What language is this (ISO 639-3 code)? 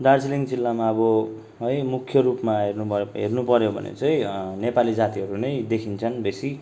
nep